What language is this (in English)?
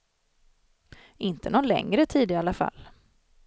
Swedish